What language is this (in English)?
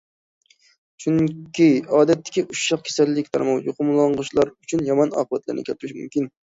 Uyghur